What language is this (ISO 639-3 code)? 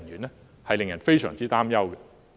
yue